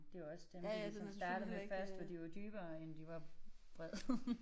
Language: Danish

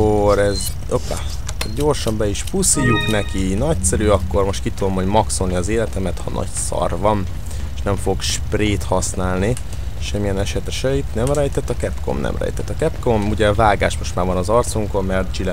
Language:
Hungarian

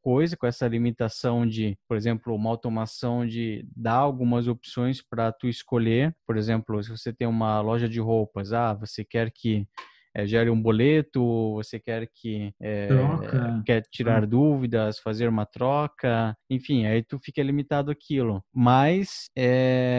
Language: Portuguese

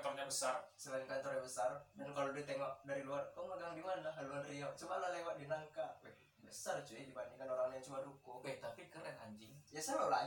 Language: Indonesian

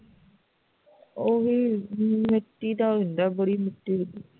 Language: Punjabi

